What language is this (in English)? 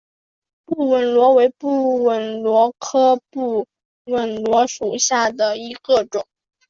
Chinese